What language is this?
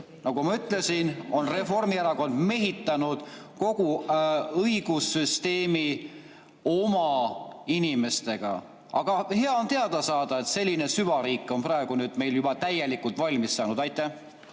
Estonian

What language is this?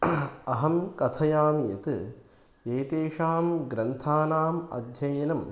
Sanskrit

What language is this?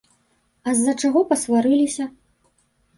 Belarusian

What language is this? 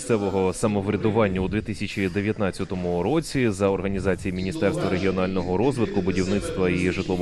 Ukrainian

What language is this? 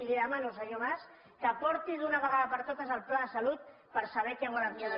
Catalan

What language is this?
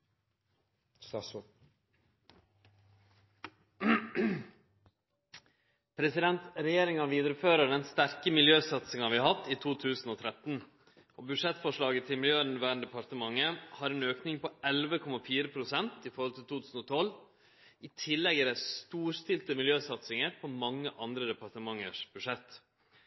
Norwegian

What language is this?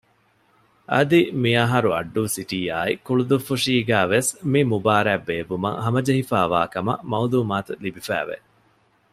Divehi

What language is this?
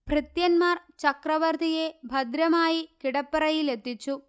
Malayalam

